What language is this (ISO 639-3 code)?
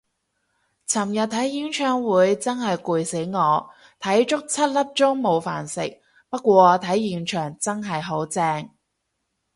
yue